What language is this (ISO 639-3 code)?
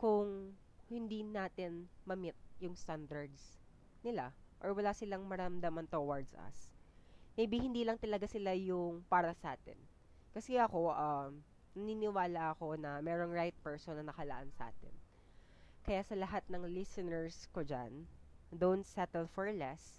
fil